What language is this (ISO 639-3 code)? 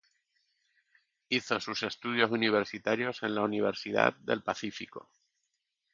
spa